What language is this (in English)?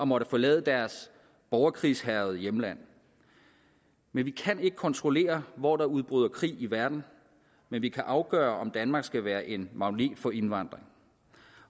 Danish